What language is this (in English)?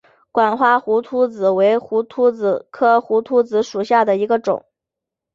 Chinese